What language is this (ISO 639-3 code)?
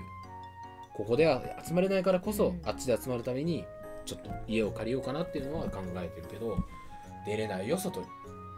jpn